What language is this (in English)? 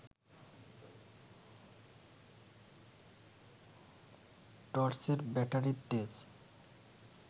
Bangla